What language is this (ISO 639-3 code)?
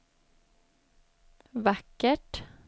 swe